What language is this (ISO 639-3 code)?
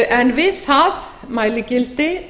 isl